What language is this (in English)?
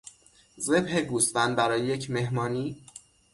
Persian